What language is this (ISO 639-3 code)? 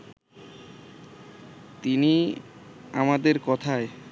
ben